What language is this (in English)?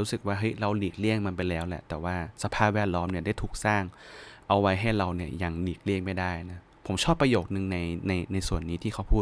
Thai